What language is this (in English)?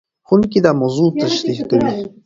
Pashto